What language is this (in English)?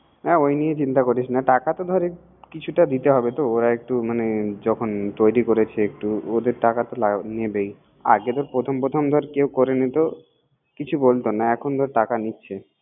Bangla